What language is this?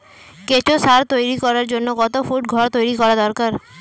Bangla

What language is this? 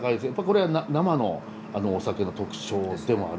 Japanese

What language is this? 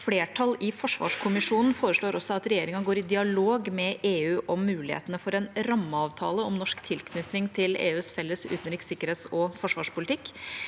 Norwegian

